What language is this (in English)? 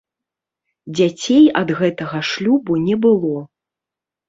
Belarusian